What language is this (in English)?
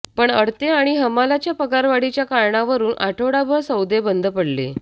Marathi